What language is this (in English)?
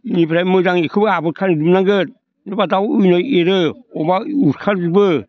Bodo